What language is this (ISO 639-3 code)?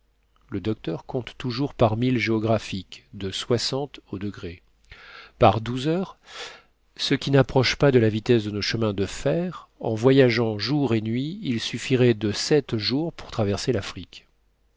fra